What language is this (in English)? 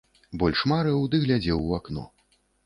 Belarusian